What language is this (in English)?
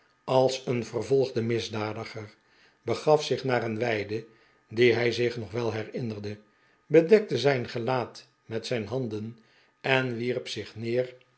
Dutch